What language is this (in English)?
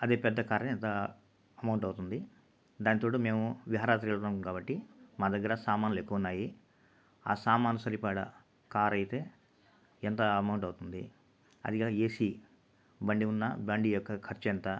Telugu